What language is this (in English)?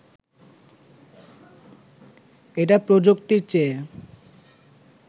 Bangla